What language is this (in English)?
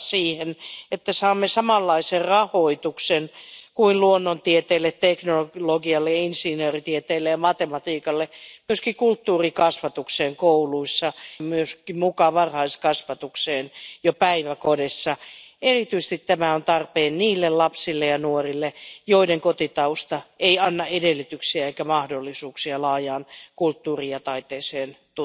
Finnish